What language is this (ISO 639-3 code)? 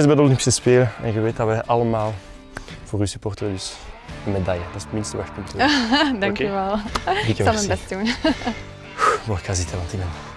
nld